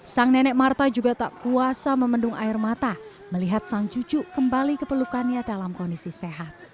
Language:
Indonesian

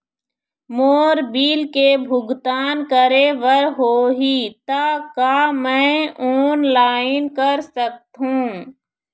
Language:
Chhattisgarhi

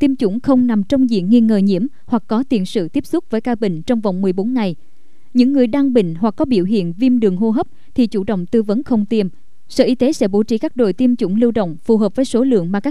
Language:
Vietnamese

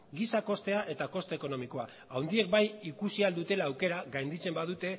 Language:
Basque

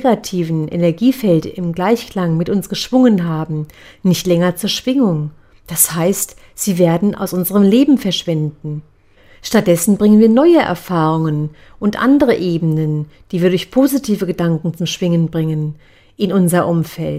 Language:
German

